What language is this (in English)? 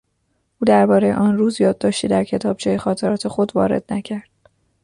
Persian